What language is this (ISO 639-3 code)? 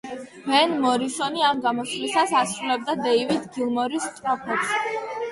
kat